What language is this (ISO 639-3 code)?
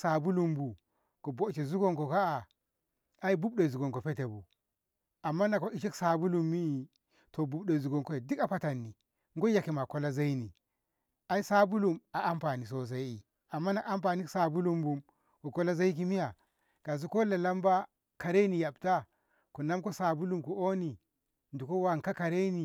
nbh